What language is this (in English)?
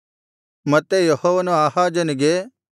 Kannada